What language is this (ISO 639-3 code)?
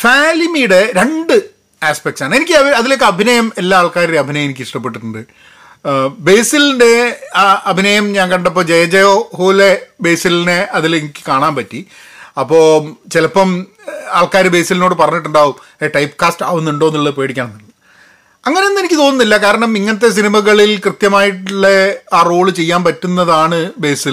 mal